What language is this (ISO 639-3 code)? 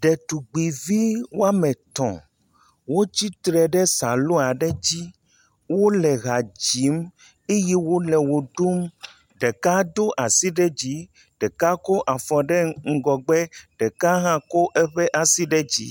ewe